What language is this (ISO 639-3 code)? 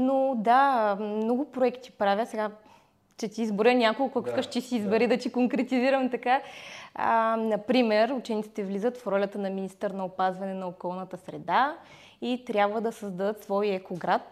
bul